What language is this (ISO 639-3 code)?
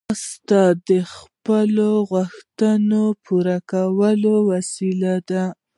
pus